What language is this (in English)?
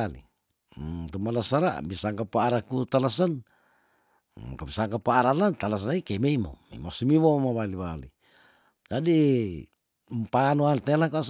Tondano